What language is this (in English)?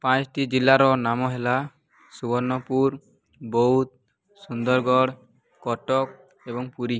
Odia